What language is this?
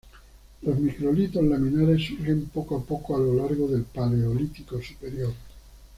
Spanish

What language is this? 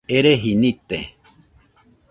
Nüpode Huitoto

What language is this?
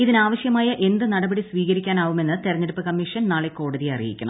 Malayalam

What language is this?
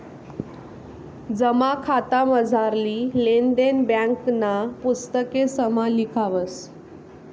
Marathi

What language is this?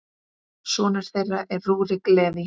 Icelandic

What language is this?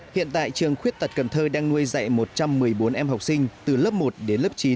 Vietnamese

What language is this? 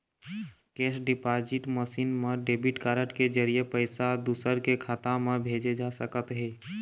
Chhattisgarhi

